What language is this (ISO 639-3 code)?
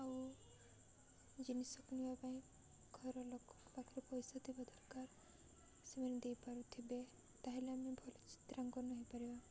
ori